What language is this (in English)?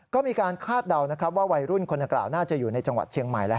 Thai